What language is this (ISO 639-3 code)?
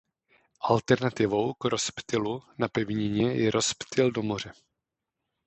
ces